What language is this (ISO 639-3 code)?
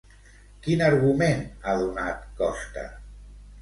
cat